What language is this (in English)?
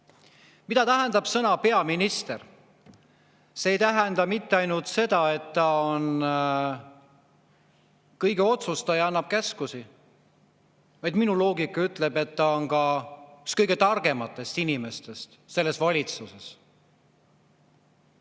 Estonian